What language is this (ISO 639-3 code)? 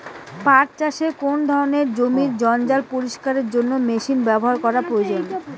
ben